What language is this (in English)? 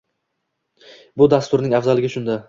Uzbek